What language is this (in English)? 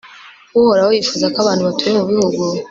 Kinyarwanda